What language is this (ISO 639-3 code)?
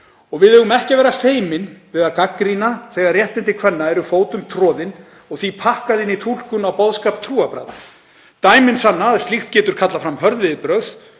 isl